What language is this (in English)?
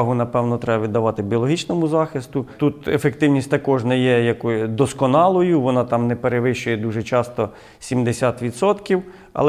Ukrainian